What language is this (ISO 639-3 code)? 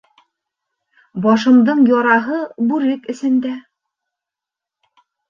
bak